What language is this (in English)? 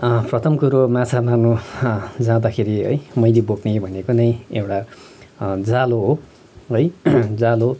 Nepali